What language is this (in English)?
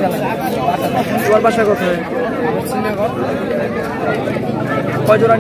Turkish